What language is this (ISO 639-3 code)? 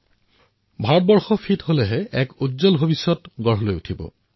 asm